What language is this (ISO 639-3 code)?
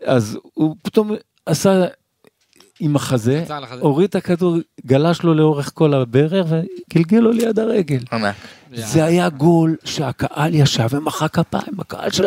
heb